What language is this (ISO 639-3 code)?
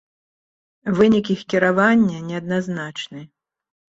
bel